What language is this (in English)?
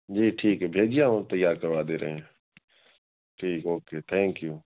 Urdu